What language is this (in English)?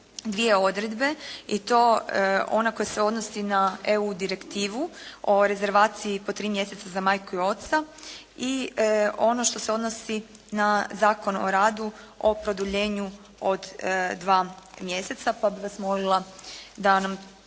Croatian